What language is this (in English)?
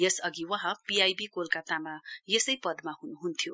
Nepali